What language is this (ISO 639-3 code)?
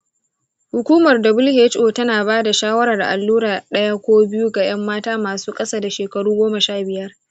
hau